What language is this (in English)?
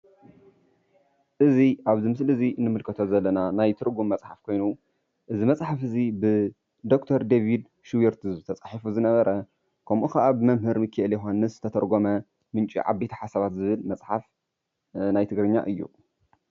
Tigrinya